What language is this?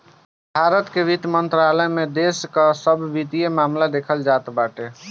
Bhojpuri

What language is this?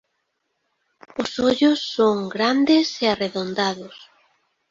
Galician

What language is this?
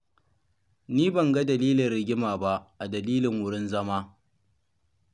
Hausa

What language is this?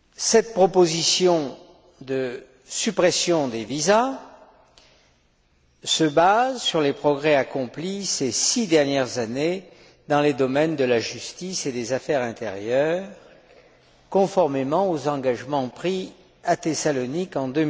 French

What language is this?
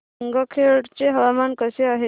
Marathi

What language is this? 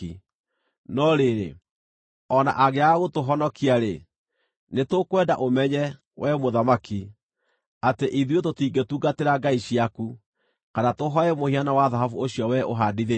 Kikuyu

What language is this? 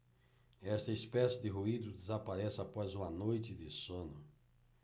Portuguese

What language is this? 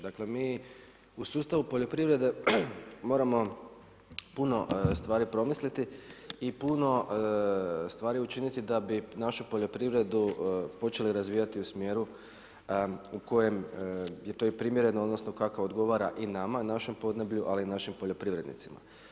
Croatian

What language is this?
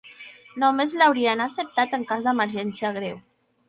Catalan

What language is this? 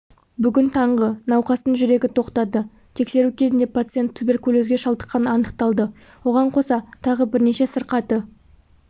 Kazakh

